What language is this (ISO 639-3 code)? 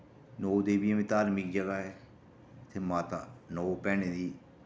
doi